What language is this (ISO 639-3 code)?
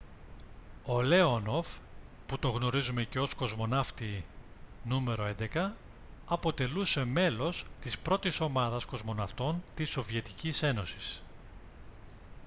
ell